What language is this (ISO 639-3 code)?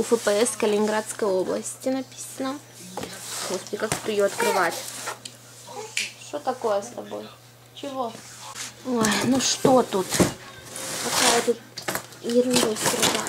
rus